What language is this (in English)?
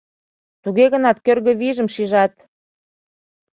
Mari